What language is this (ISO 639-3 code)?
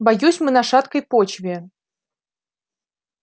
rus